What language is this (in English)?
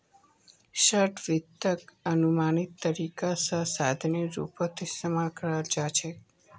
Magahi